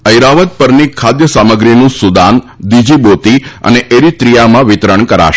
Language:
Gujarati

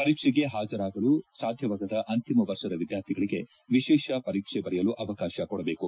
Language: Kannada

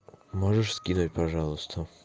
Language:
Russian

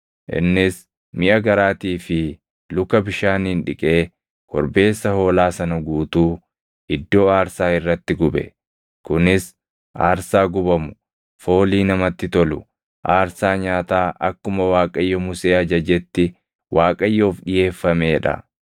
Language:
Oromo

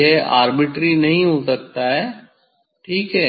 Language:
Hindi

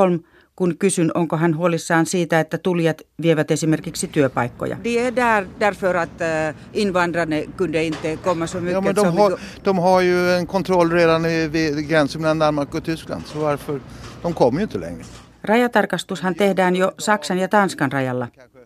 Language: Finnish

